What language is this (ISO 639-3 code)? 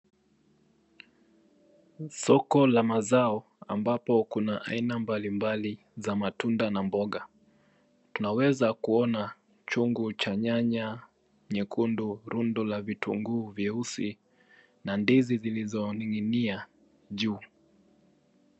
swa